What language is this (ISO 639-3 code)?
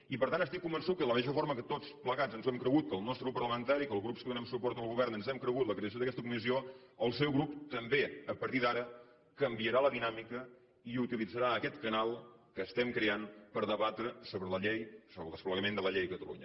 cat